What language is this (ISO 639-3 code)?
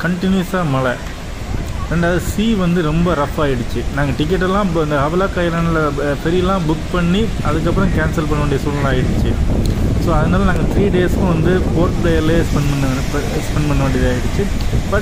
tha